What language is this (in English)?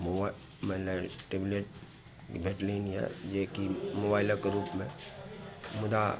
Maithili